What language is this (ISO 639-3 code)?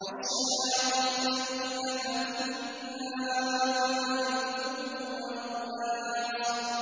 ara